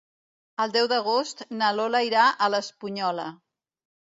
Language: Catalan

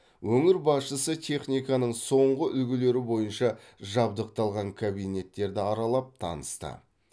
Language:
Kazakh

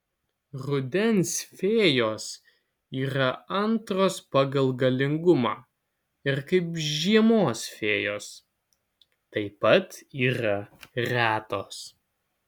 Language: Lithuanian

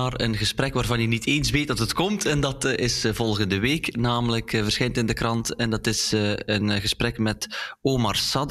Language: Dutch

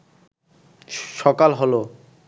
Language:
Bangla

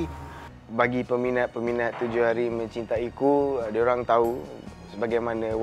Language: Malay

